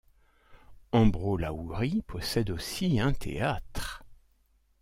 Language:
French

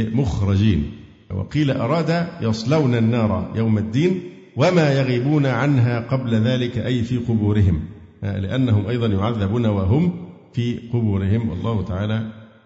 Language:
Arabic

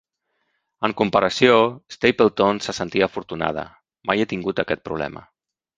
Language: Catalan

